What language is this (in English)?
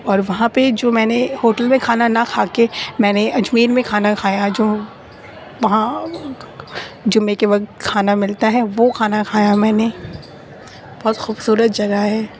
Urdu